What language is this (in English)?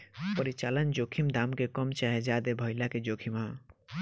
Bhojpuri